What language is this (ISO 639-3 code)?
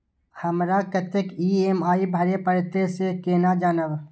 mai